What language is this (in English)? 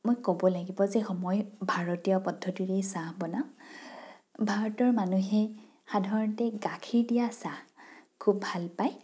Assamese